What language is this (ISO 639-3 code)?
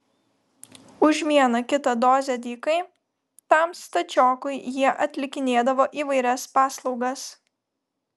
lit